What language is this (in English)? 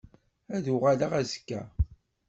Kabyle